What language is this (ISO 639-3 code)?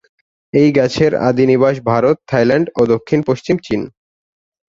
ben